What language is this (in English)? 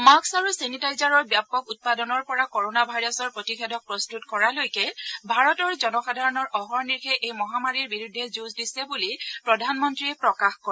Assamese